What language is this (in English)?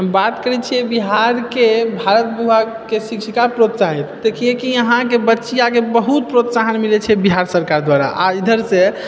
Maithili